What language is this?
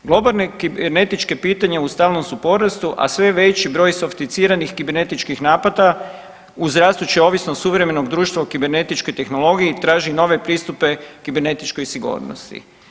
Croatian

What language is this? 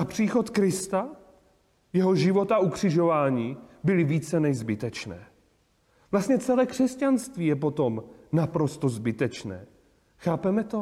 Czech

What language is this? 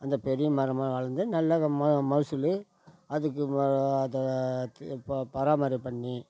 Tamil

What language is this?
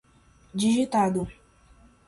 Portuguese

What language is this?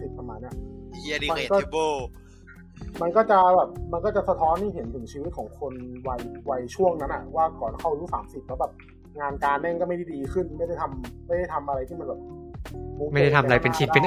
Thai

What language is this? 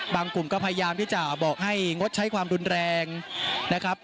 Thai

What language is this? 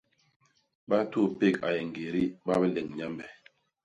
Basaa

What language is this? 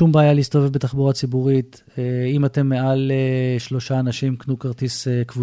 Hebrew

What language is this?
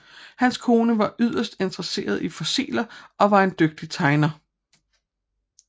Danish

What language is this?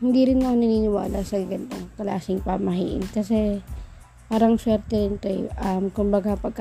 Filipino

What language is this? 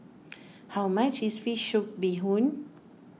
English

